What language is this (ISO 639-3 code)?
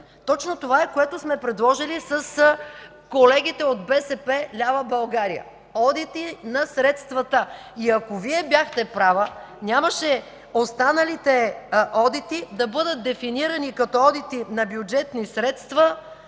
bul